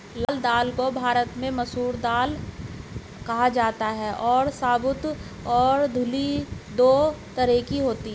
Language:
Hindi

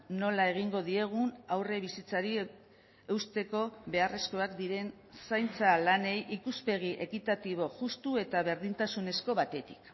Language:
Basque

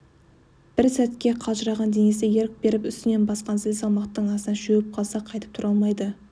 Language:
Kazakh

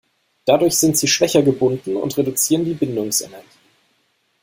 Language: German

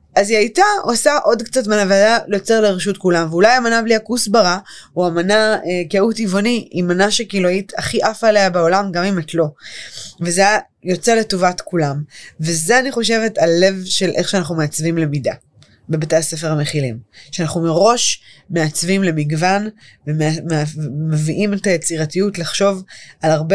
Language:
Hebrew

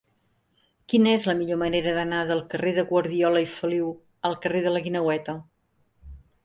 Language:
Catalan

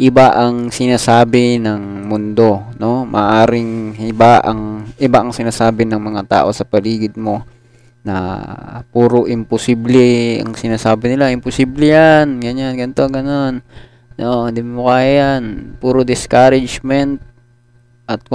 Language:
Filipino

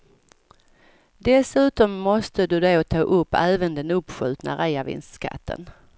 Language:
Swedish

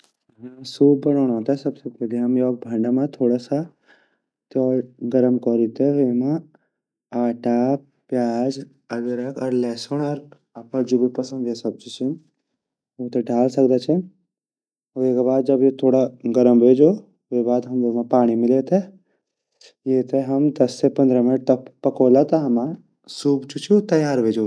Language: Garhwali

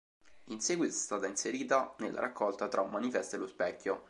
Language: Italian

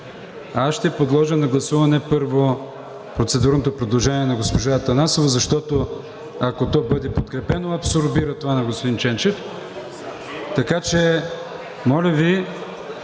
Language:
Bulgarian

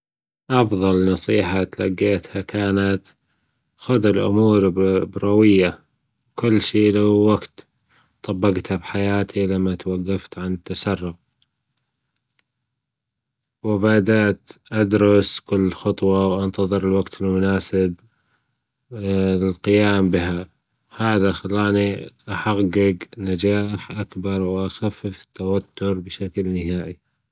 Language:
Gulf Arabic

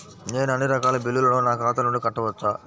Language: Telugu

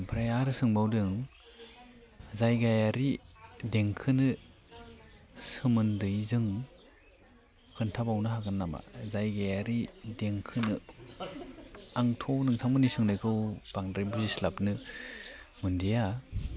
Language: Bodo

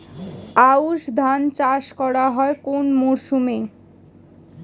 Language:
Bangla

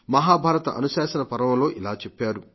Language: Telugu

